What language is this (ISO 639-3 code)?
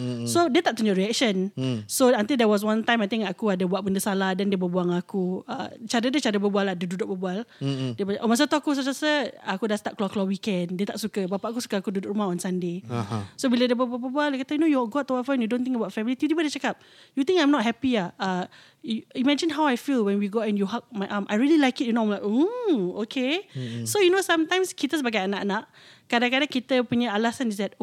msa